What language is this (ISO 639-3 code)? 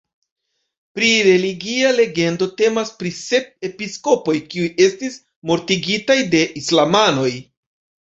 epo